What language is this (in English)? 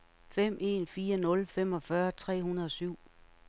Danish